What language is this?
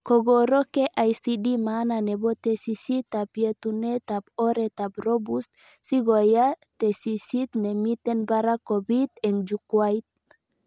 Kalenjin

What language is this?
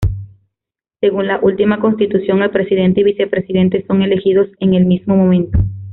Spanish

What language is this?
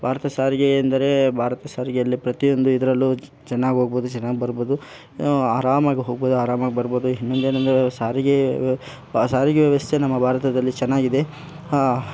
Kannada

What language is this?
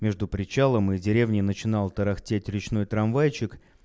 Russian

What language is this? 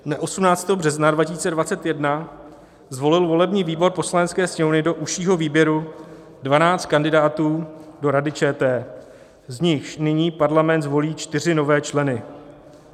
Czech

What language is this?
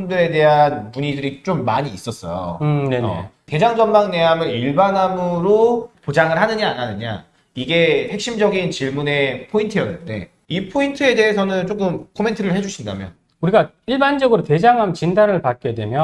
Korean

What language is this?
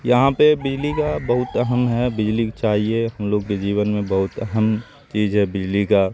Urdu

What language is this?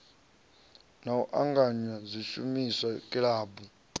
Venda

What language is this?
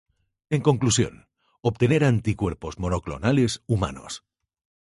Spanish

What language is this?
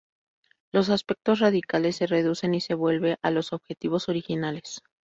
Spanish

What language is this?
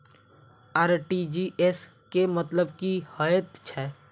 Maithili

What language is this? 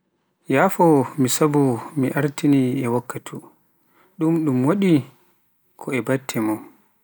Pular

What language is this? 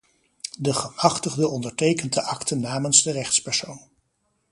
Dutch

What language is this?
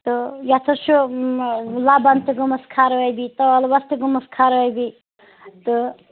Kashmiri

